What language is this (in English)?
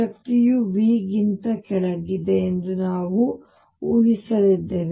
Kannada